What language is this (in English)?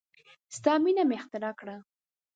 Pashto